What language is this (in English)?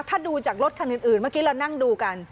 Thai